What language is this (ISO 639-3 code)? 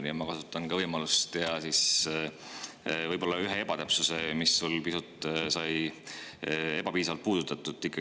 est